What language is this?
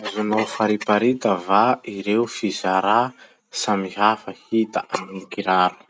Masikoro Malagasy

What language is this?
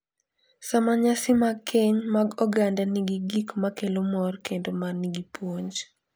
Luo (Kenya and Tanzania)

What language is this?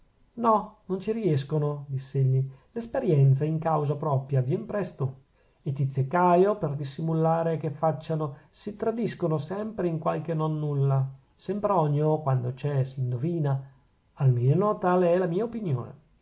Italian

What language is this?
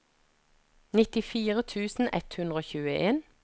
Norwegian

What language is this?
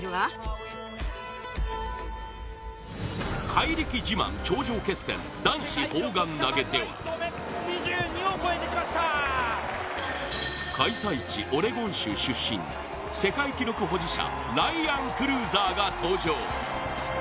Japanese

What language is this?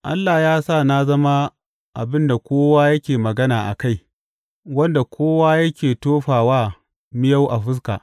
Hausa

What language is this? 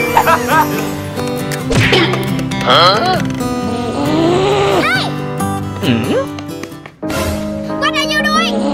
English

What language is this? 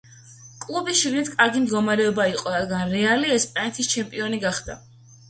Georgian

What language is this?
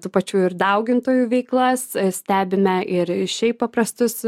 Lithuanian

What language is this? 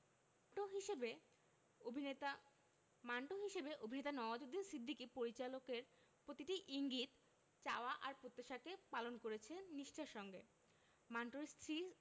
Bangla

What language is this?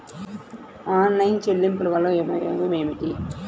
Telugu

